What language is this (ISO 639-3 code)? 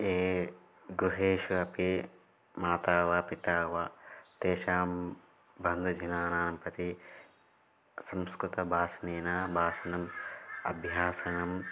san